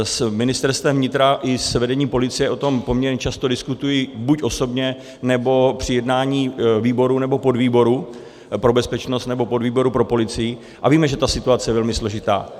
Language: Czech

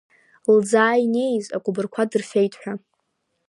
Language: Abkhazian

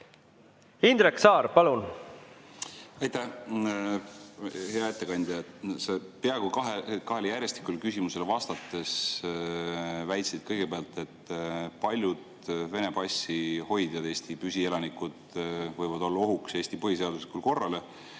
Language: Estonian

